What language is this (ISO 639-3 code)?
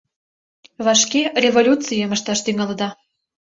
chm